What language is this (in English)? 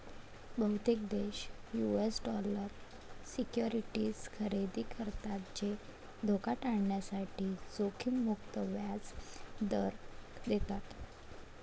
Marathi